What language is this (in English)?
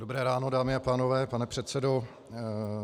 Czech